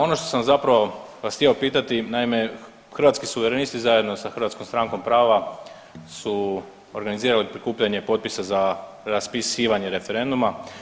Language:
Croatian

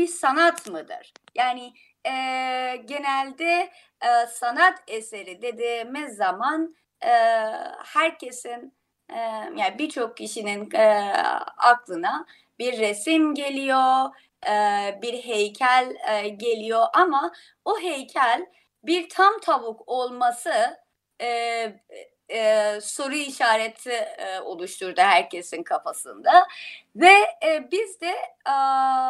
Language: Turkish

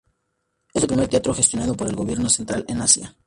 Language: Spanish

